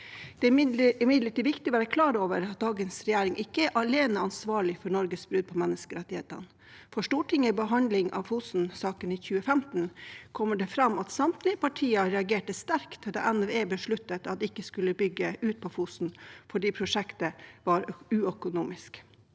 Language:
Norwegian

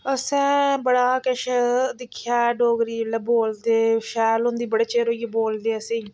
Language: Dogri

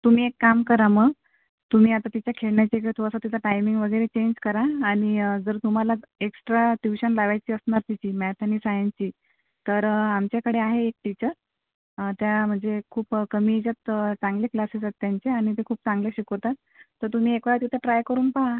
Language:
Marathi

